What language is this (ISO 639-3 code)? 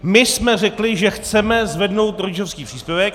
ces